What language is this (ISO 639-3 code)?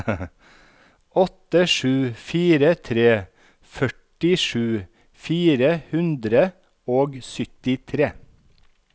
nor